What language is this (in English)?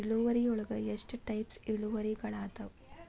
Kannada